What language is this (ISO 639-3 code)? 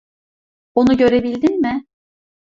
tur